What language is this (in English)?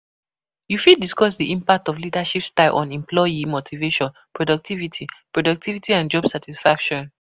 Nigerian Pidgin